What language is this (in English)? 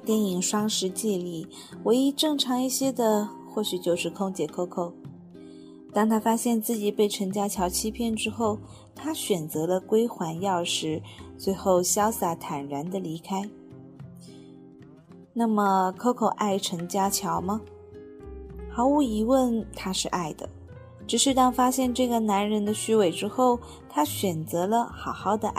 Chinese